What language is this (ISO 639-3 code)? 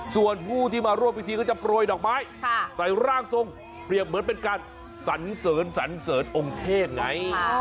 tha